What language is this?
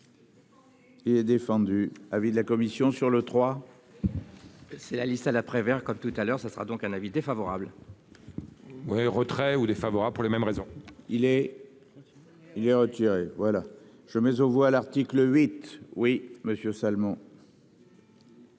French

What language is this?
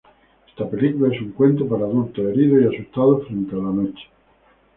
Spanish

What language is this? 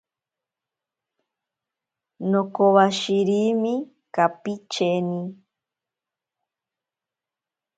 Ashéninka Perené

